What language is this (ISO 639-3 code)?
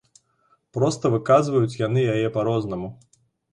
bel